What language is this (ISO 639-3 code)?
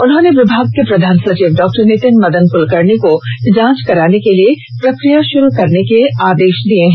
hin